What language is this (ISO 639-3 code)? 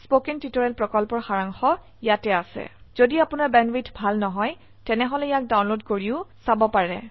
asm